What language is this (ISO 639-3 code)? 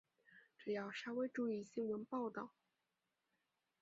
zho